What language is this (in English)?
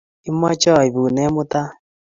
Kalenjin